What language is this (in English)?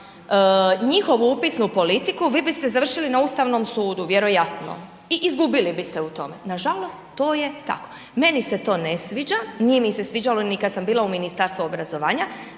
Croatian